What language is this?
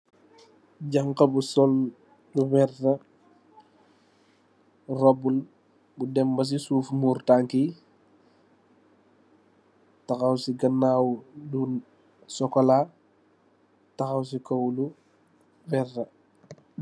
Wolof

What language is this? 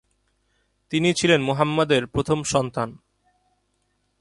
Bangla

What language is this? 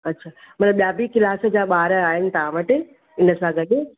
Sindhi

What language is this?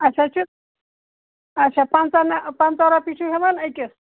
Kashmiri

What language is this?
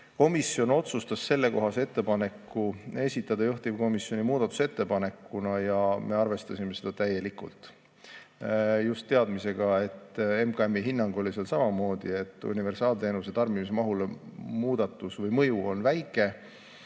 Estonian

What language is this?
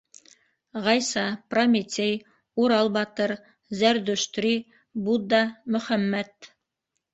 Bashkir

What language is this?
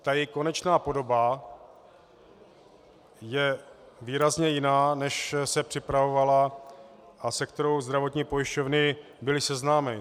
Czech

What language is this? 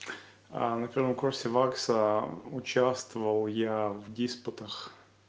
Russian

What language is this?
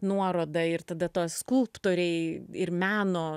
Lithuanian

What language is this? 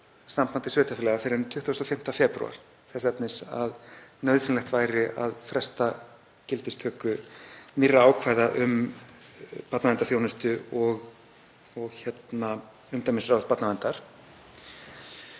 Icelandic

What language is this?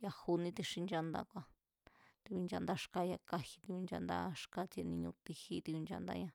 Mazatlán Mazatec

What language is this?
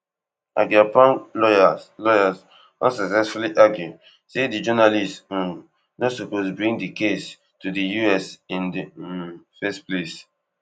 Nigerian Pidgin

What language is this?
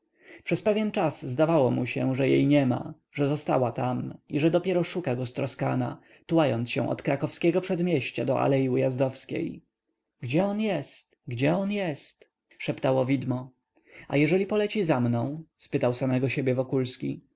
Polish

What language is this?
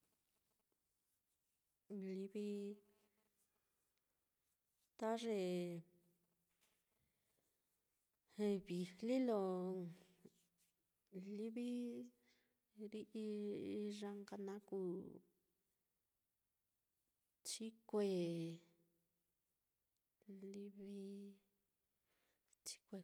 Mitlatongo Mixtec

